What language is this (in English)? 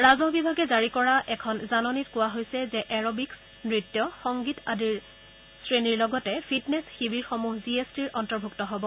Assamese